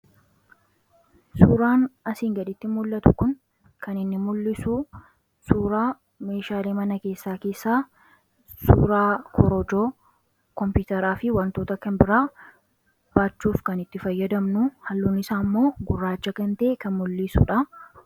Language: Oromo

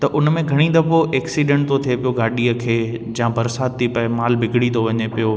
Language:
Sindhi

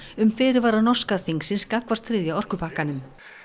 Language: Icelandic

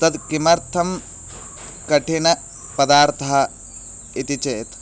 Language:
Sanskrit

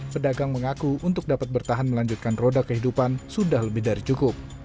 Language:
Indonesian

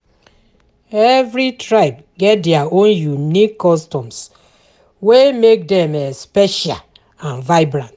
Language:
Nigerian Pidgin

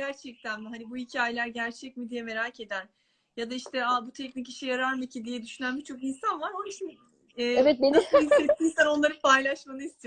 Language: Turkish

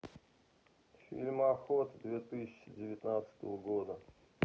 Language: Russian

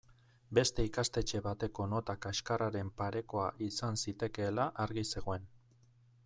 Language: Basque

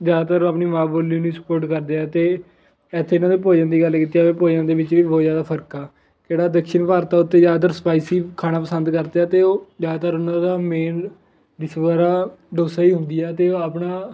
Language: Punjabi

